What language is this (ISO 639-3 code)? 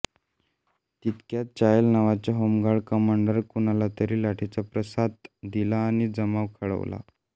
mar